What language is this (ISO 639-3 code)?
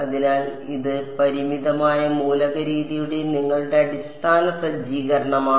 mal